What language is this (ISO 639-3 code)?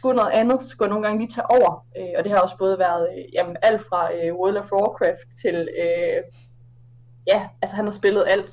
dan